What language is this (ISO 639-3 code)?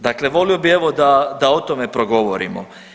hrv